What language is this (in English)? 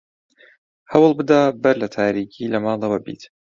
Central Kurdish